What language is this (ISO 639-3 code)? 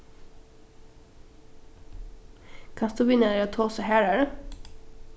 fao